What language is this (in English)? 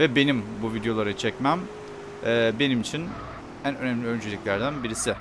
Turkish